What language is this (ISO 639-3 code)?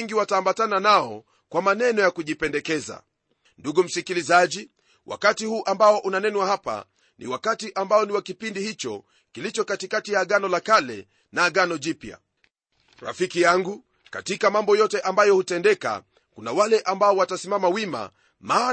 swa